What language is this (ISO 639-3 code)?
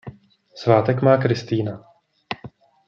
ces